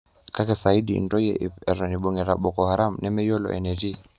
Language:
Masai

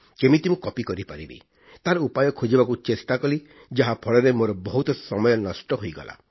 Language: Odia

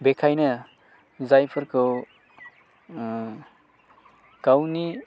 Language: Bodo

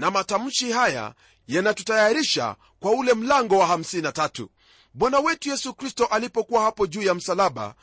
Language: Swahili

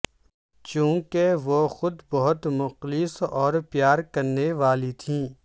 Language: Urdu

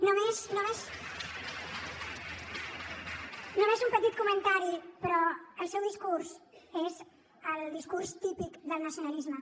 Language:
Catalan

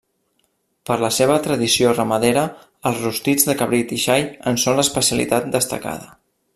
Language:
Catalan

